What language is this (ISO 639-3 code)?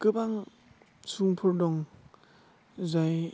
brx